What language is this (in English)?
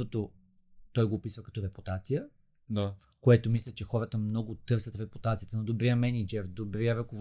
Bulgarian